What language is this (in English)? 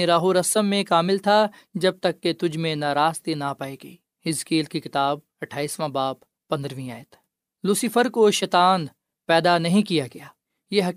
Urdu